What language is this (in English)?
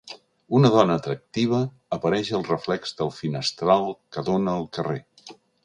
Catalan